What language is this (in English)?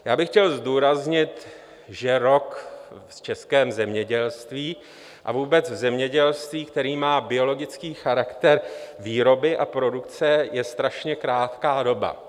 Czech